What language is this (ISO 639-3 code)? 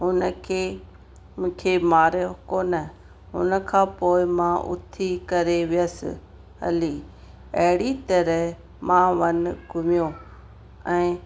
snd